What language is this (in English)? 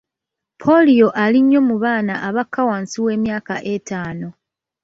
Ganda